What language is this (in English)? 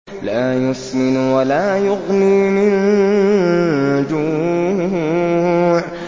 Arabic